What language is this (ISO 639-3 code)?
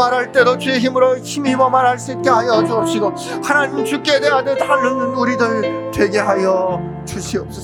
kor